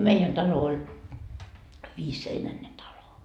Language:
Finnish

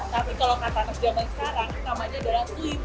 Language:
Indonesian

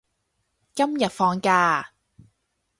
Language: Cantonese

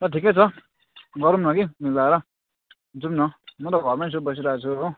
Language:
Nepali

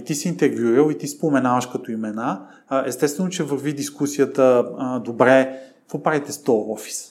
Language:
Bulgarian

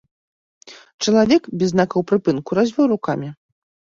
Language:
Belarusian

